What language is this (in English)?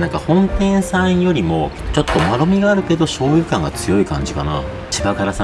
Japanese